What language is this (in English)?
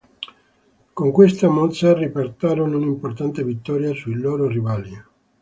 Italian